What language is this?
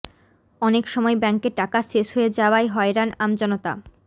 Bangla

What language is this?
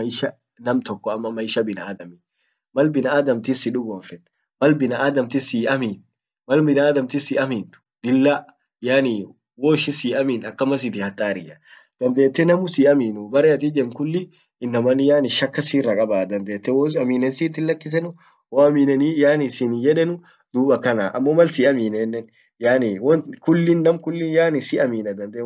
Orma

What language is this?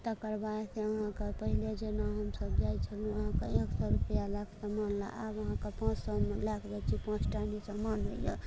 Maithili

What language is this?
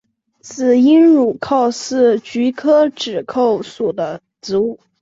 Chinese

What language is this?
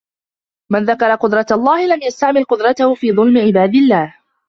Arabic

